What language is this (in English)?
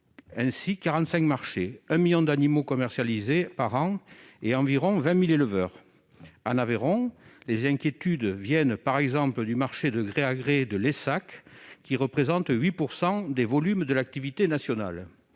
French